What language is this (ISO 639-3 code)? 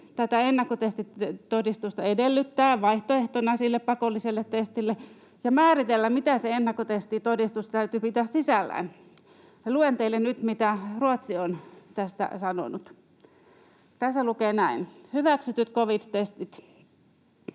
fin